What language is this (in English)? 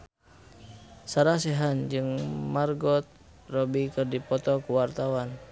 Sundanese